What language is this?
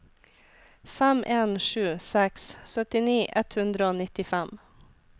Norwegian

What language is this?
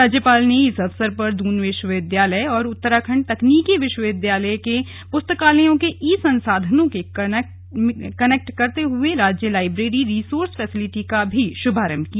Hindi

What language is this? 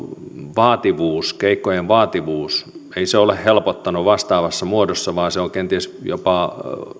Finnish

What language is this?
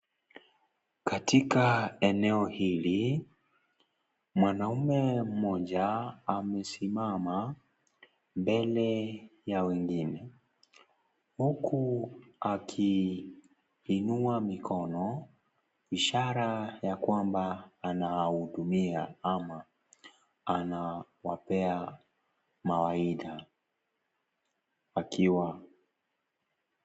Swahili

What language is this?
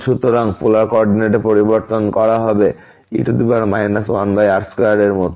Bangla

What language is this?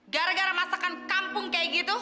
Indonesian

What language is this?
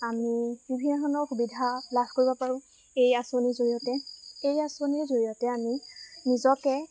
Assamese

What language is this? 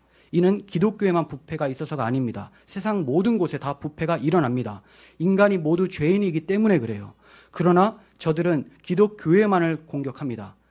Korean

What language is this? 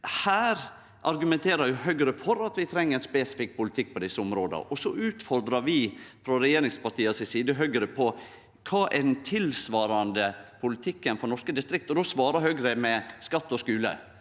Norwegian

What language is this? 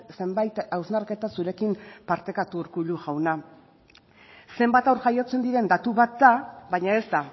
Basque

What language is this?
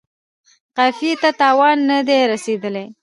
Pashto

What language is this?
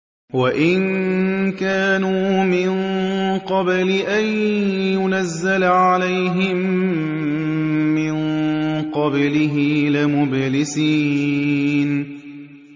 Arabic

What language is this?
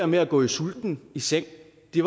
Danish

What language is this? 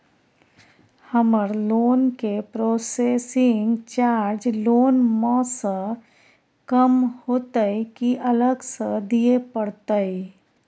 Maithili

